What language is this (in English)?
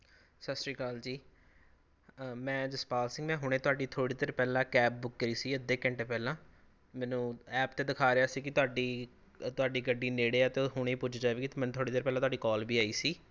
Punjabi